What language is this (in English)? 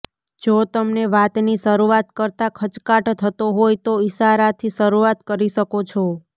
Gujarati